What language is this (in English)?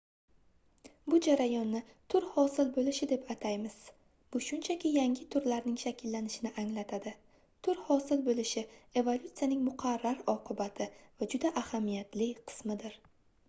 Uzbek